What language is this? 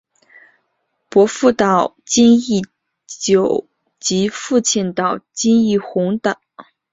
Chinese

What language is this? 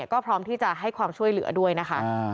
Thai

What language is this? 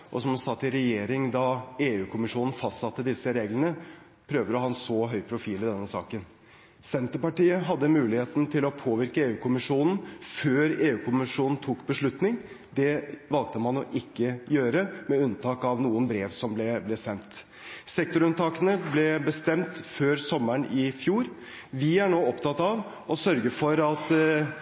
Norwegian Bokmål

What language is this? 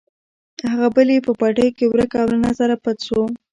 Pashto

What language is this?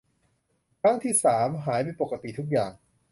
Thai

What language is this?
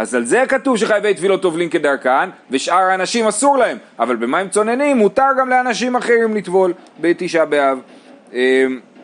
Hebrew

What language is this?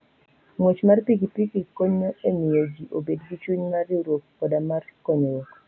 Luo (Kenya and Tanzania)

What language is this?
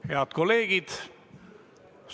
Estonian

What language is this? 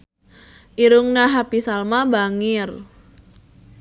Sundanese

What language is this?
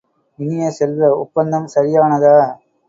Tamil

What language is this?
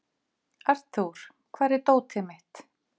Icelandic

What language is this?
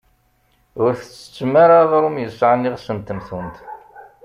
Kabyle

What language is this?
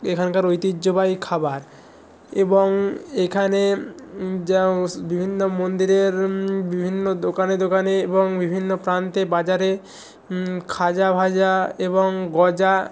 Bangla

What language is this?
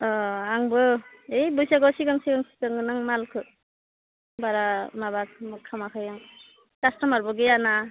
Bodo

